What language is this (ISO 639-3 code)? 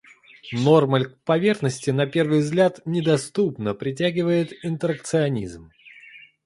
rus